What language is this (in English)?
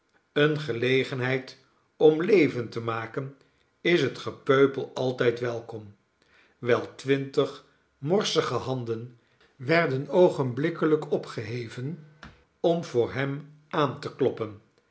Dutch